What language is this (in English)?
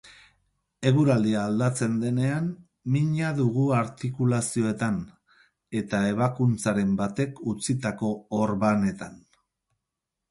Basque